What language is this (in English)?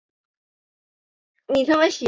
Chinese